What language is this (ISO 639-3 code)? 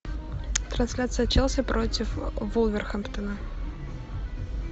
rus